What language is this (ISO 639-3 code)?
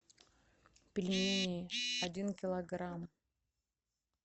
rus